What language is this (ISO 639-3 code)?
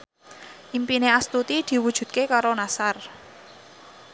jav